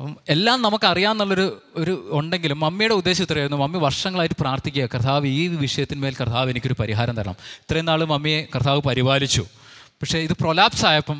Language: Malayalam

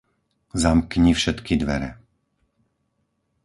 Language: Slovak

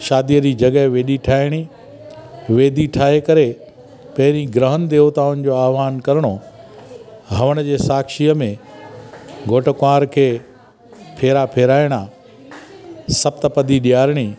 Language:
Sindhi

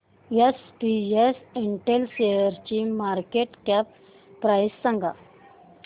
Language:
Marathi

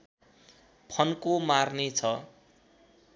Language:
Nepali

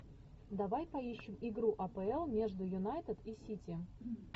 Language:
Russian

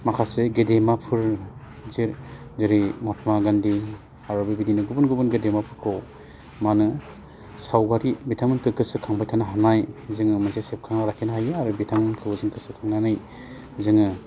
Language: Bodo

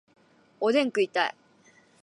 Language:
Japanese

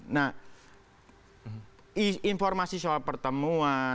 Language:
Indonesian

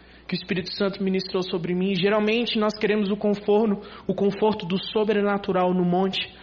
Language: Portuguese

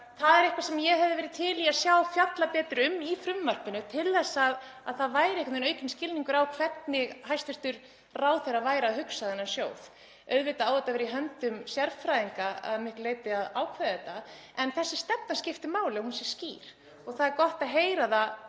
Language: Icelandic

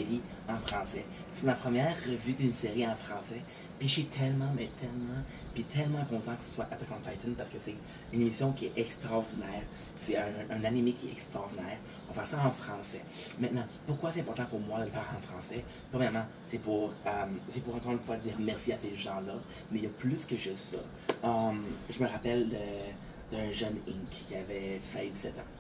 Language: French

